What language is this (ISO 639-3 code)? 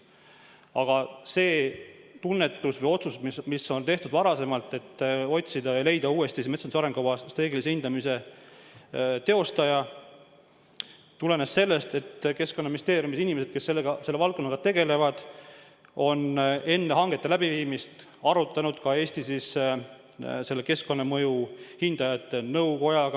est